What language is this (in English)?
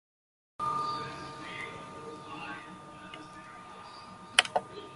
Zulu